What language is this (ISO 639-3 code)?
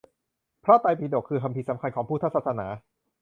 tha